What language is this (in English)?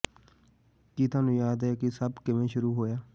Punjabi